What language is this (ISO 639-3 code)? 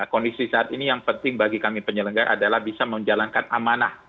ind